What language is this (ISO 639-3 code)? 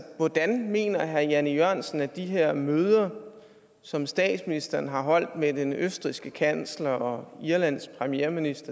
dan